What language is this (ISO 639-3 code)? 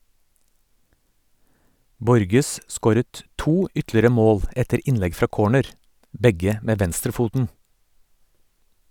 nor